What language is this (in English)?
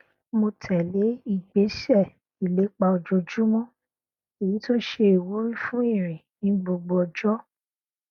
Yoruba